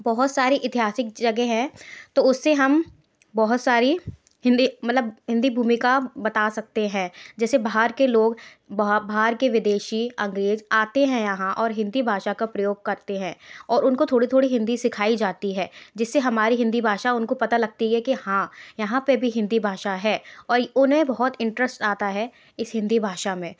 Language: Hindi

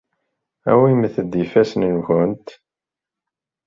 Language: Kabyle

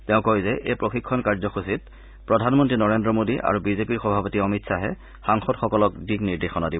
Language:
Assamese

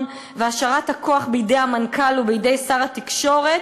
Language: Hebrew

